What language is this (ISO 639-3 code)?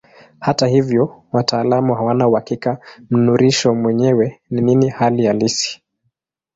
swa